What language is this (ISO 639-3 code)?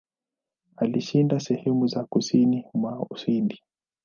swa